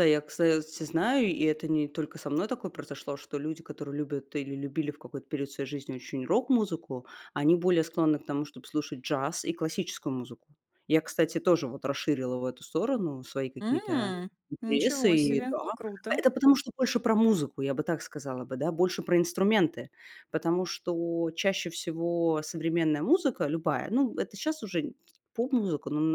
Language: Russian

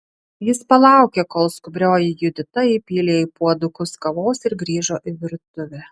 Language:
Lithuanian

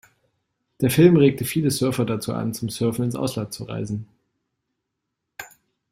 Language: German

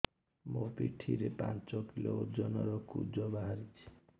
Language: Odia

